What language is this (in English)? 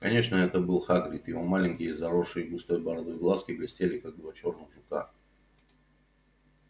Russian